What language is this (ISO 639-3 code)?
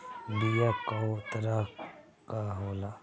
bho